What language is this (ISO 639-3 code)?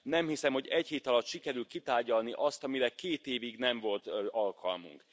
hun